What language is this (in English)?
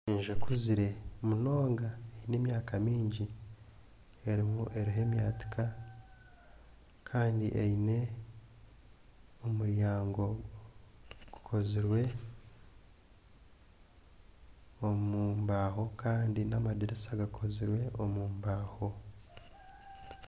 Nyankole